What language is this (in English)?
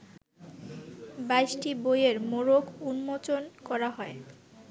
Bangla